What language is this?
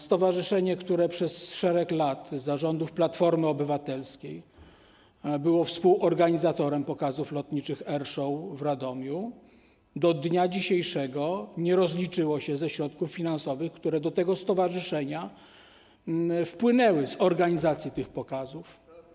Polish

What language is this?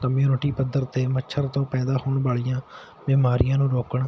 Punjabi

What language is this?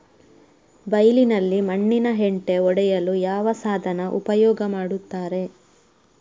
Kannada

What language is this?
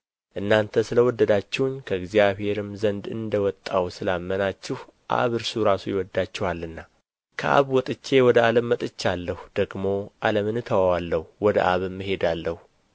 Amharic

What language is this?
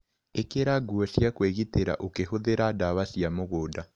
Kikuyu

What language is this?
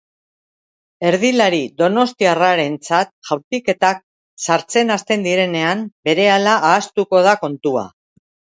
Basque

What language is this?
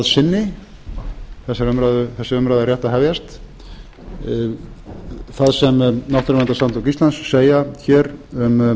Icelandic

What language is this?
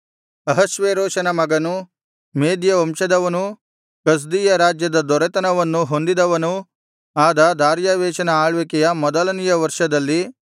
Kannada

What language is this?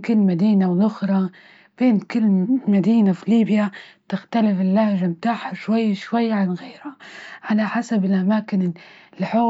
Libyan Arabic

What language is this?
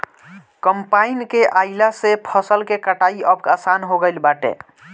Bhojpuri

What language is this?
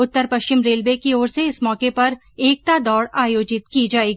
Hindi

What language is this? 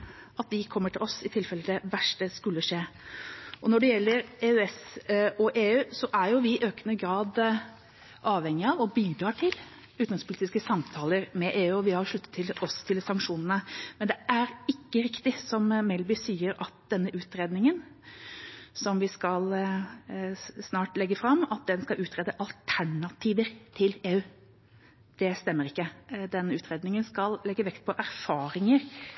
Norwegian Bokmål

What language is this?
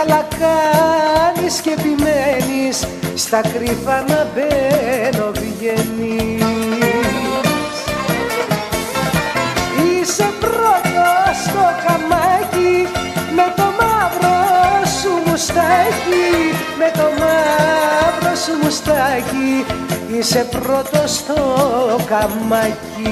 Greek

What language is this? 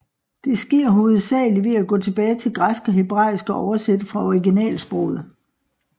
Danish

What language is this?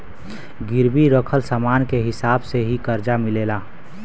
Bhojpuri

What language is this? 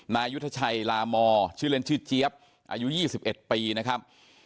Thai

